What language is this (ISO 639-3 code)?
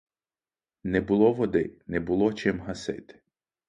ukr